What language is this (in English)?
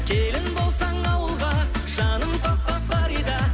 Kazakh